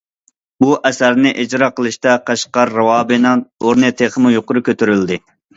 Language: Uyghur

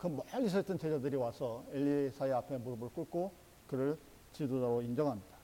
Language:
Korean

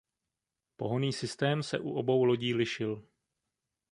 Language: Czech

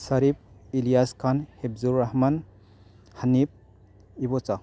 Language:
Manipuri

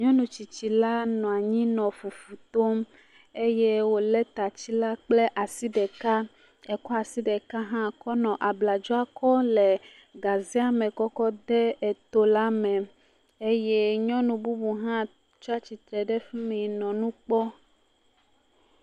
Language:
Ewe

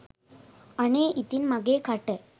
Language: Sinhala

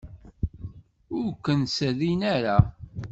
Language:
Kabyle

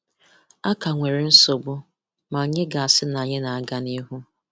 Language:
Igbo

